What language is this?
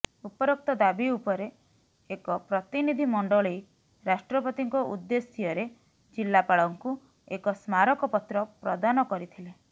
Odia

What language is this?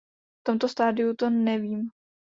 Czech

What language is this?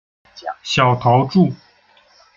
Chinese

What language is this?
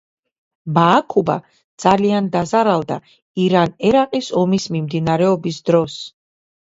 Georgian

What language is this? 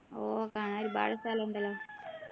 Malayalam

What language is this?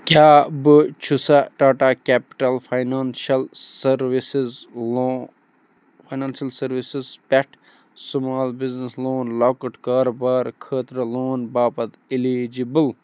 Kashmiri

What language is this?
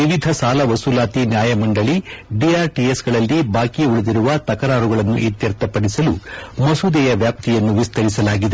Kannada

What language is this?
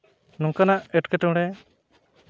Santali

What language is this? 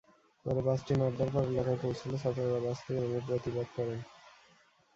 Bangla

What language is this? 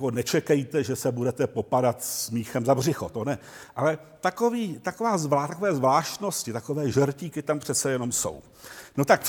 Czech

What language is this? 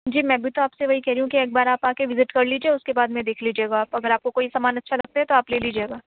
Urdu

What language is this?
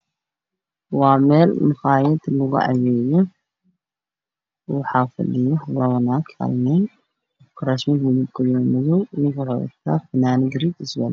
Somali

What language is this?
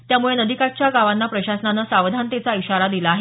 Marathi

